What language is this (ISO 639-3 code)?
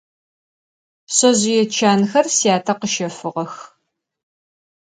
ady